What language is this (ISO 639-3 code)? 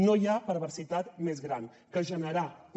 cat